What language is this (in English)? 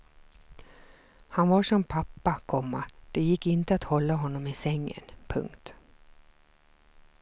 Swedish